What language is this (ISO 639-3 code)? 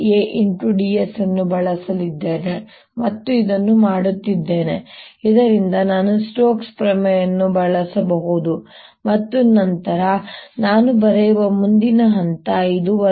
kan